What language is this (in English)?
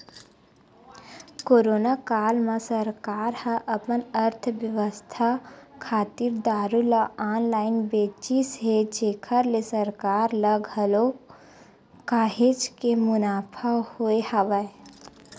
Chhattisgarhi